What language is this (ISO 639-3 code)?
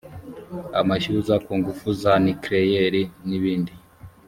kin